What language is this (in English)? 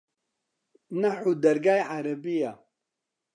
Central Kurdish